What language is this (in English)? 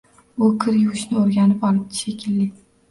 Uzbek